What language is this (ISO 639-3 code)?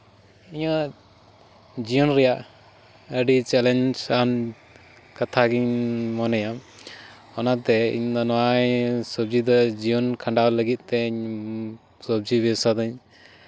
sat